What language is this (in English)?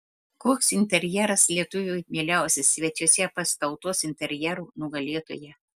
Lithuanian